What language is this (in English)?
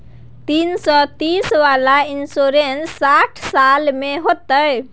Maithili